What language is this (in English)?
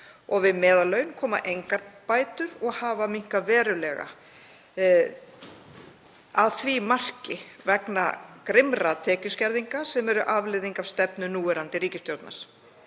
Icelandic